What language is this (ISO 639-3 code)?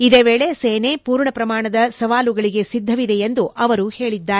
kan